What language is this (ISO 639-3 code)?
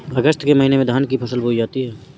hin